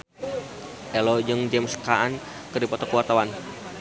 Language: Sundanese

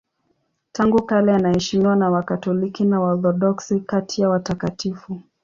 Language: Swahili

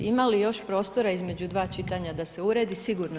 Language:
Croatian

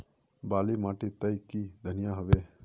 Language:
Magahi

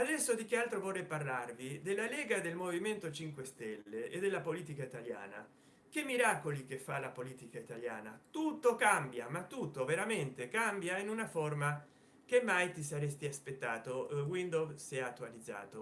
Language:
Italian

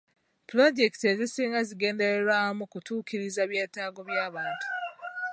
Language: Ganda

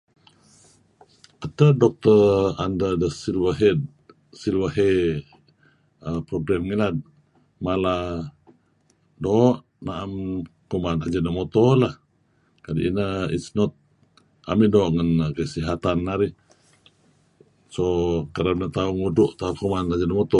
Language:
Kelabit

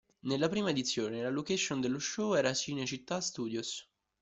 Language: Italian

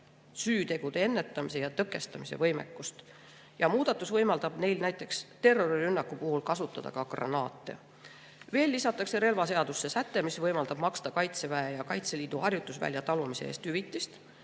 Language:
Estonian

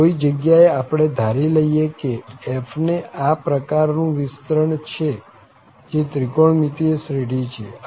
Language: Gujarati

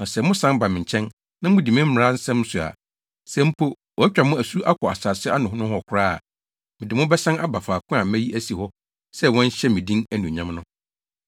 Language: Akan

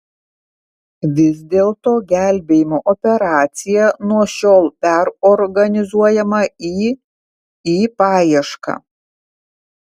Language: Lithuanian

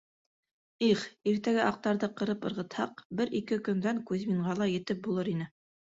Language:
Bashkir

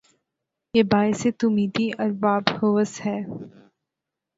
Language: Urdu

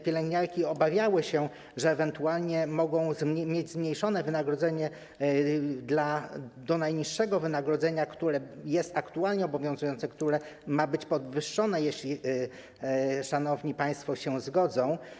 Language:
Polish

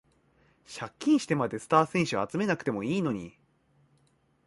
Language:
Japanese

